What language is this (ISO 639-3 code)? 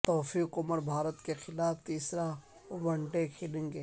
urd